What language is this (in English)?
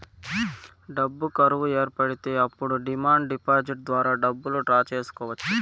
Telugu